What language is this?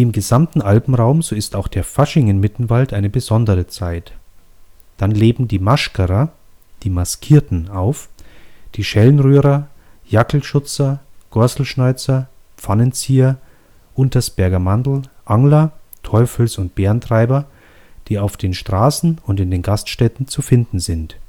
German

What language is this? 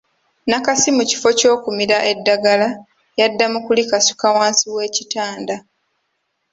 Ganda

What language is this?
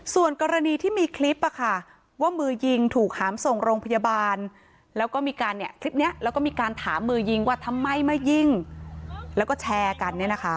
Thai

